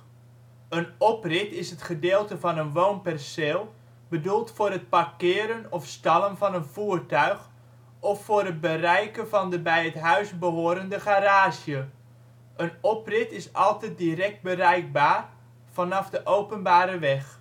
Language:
Dutch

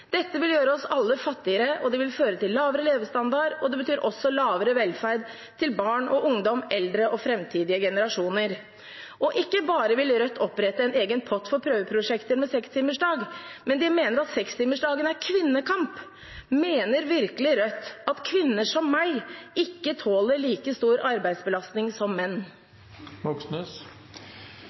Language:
Norwegian Bokmål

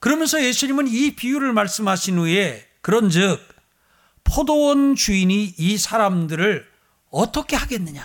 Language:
Korean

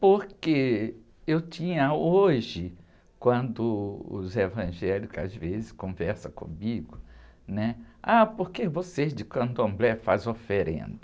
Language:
Portuguese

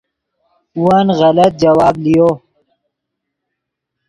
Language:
Yidgha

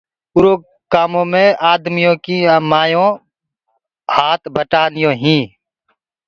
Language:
Gurgula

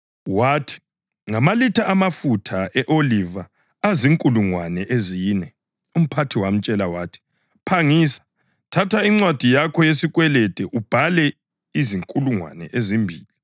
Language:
North Ndebele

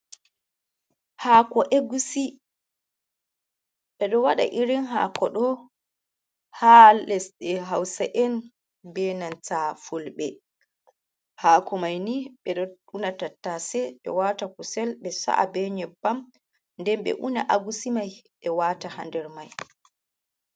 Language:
Fula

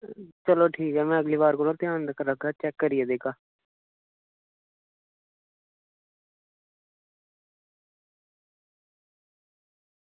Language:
Dogri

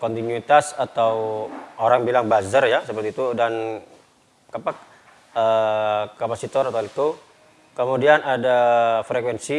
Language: Indonesian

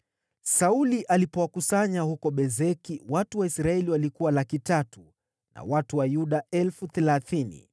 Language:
Swahili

